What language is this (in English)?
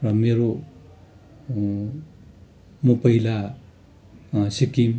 Nepali